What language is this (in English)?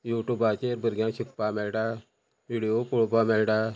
Konkani